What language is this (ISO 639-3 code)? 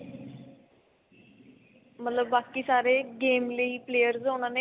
pan